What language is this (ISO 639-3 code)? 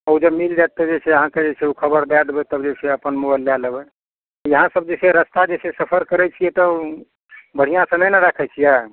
mai